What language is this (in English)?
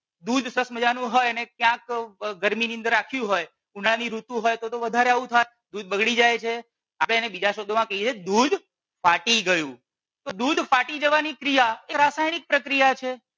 Gujarati